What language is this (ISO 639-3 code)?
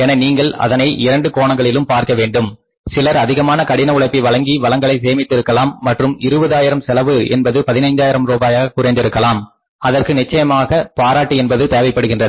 tam